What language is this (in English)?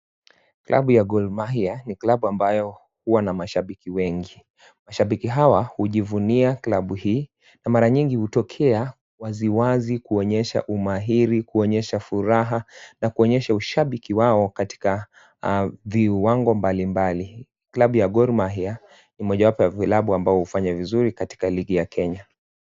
Swahili